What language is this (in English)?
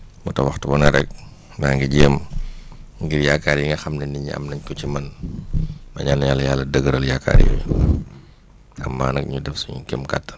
Wolof